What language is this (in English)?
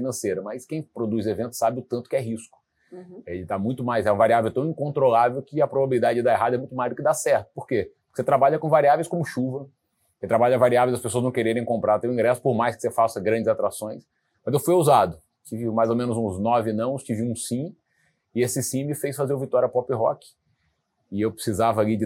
Portuguese